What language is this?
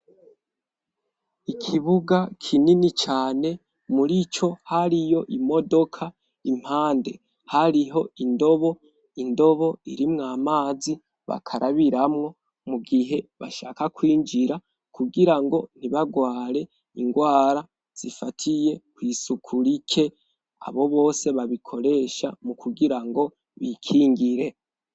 Rundi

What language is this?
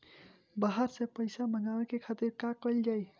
Bhojpuri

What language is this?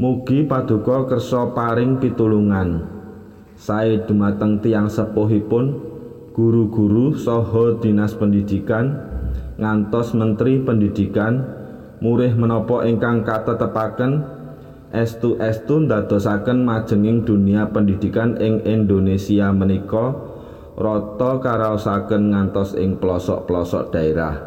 Indonesian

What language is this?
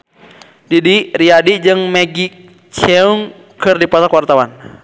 Sundanese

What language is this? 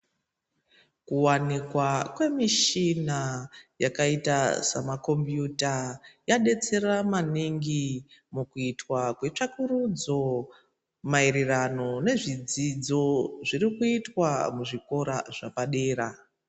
Ndau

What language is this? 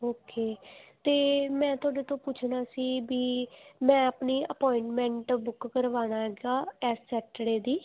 Punjabi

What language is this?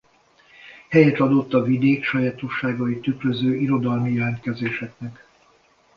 Hungarian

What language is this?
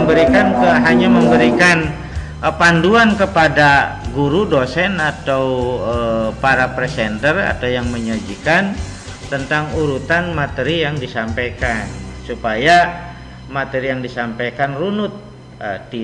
Indonesian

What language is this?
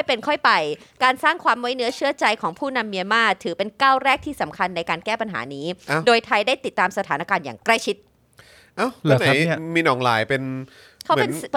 Thai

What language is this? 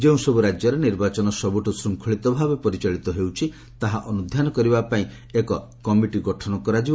Odia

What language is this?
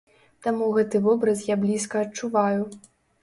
Belarusian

